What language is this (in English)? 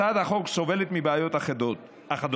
Hebrew